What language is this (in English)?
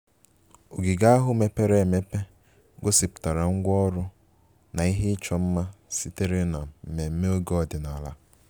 Igbo